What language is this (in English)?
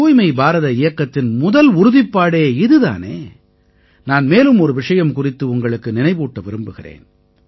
Tamil